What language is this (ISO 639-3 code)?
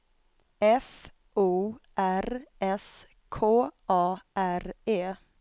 swe